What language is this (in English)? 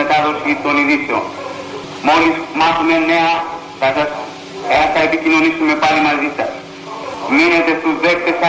Greek